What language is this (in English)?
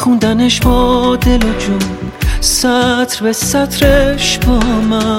Persian